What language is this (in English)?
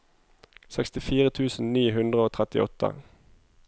Norwegian